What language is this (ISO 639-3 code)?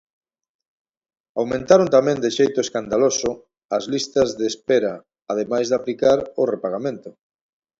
glg